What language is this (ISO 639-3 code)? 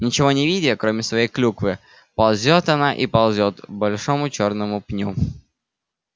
rus